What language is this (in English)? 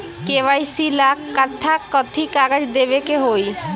Bhojpuri